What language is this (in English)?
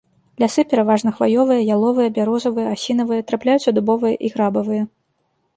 Belarusian